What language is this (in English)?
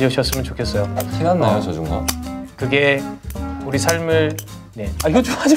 Korean